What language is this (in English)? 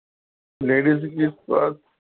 Punjabi